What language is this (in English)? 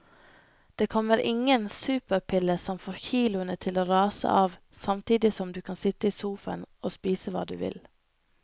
Norwegian